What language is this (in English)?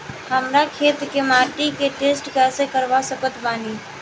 Bhojpuri